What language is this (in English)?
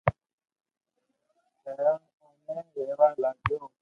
Loarki